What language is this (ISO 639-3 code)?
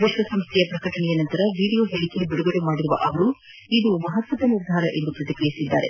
kan